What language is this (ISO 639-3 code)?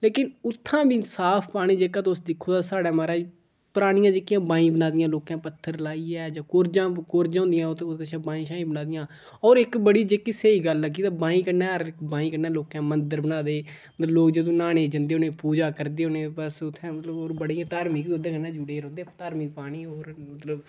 doi